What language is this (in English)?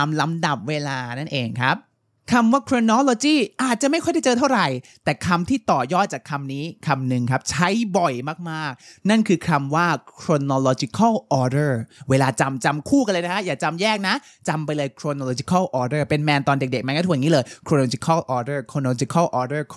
Thai